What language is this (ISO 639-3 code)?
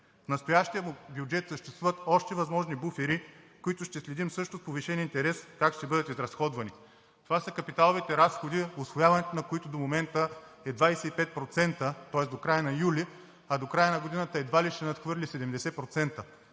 bul